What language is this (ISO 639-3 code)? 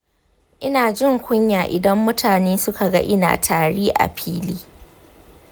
hau